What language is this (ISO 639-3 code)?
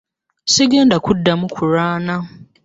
lug